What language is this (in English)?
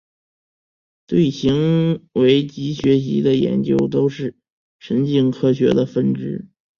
Chinese